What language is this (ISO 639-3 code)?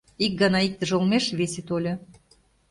chm